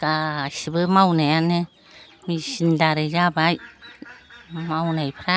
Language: Bodo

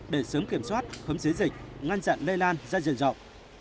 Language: Vietnamese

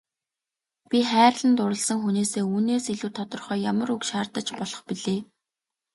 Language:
Mongolian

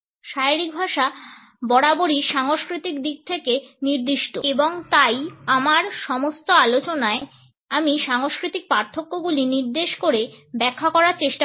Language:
Bangla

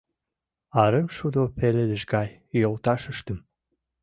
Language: Mari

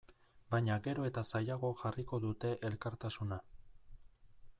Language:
Basque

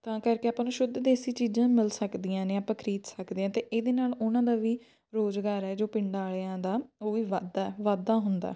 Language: Punjabi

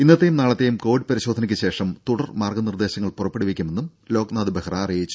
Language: Malayalam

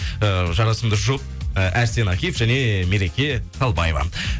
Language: Kazakh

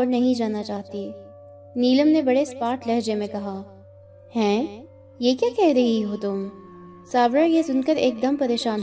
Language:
Urdu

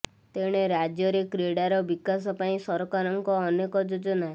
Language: Odia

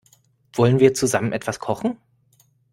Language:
German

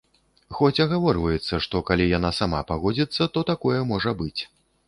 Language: Belarusian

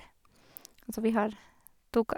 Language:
Norwegian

